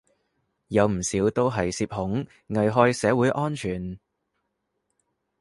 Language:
Cantonese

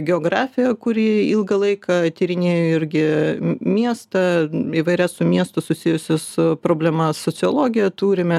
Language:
Lithuanian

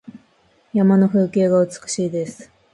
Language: Japanese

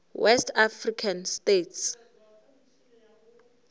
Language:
Northern Sotho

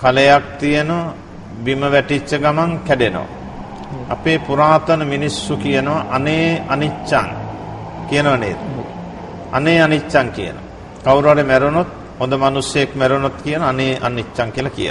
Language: Turkish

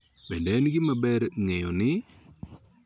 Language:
Luo (Kenya and Tanzania)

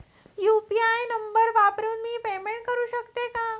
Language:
Marathi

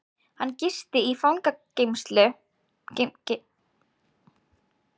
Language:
Icelandic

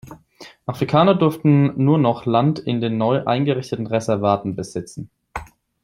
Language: German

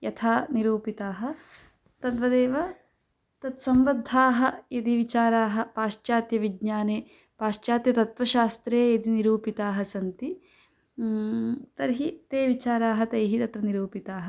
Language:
Sanskrit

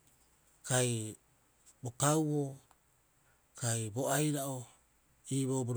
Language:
Rapoisi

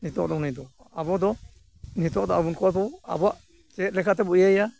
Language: Santali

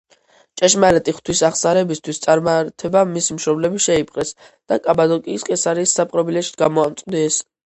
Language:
Georgian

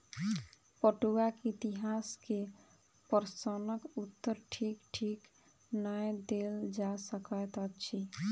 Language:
Maithili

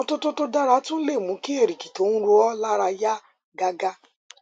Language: Yoruba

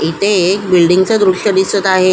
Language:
Marathi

